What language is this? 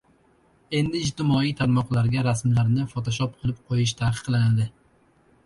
Uzbek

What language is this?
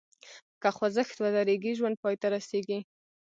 Pashto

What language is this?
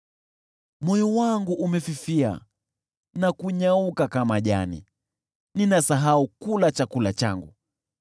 Swahili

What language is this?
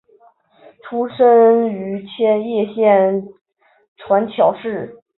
Chinese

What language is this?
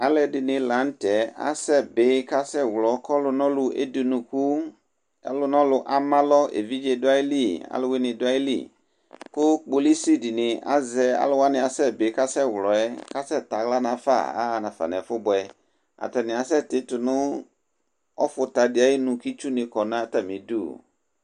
Ikposo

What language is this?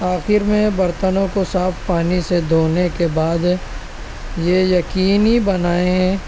Urdu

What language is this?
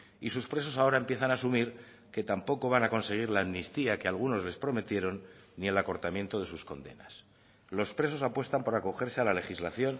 Spanish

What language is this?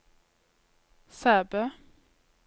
Norwegian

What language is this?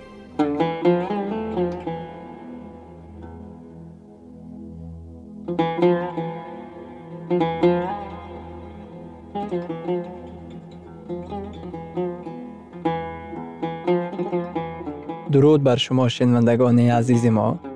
Persian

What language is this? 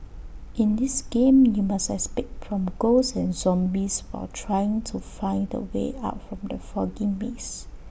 English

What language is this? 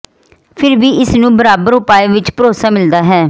Punjabi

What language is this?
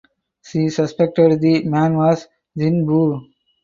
English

